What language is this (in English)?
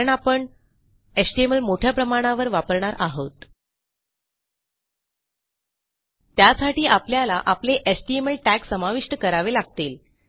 Marathi